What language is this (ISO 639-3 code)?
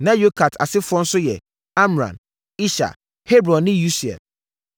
aka